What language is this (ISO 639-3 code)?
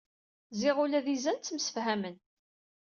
kab